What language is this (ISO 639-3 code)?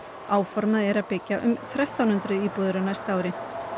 isl